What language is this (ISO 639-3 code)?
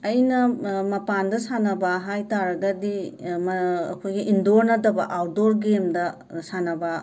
mni